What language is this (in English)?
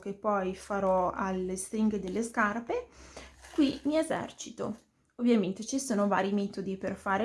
Italian